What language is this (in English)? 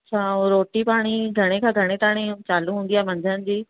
Sindhi